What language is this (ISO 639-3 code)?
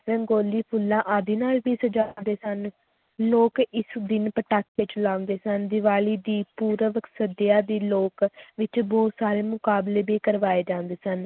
pan